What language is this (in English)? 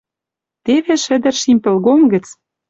Western Mari